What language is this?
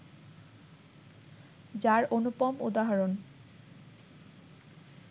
Bangla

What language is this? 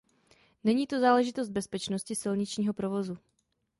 Czech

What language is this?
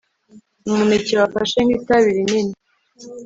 Kinyarwanda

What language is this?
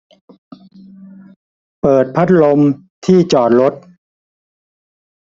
Thai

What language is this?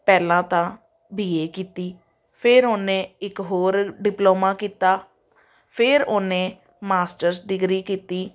Punjabi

